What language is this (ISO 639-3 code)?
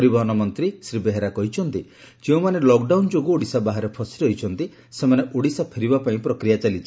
ori